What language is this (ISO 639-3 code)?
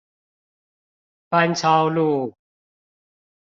zho